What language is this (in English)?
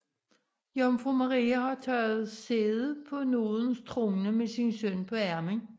Danish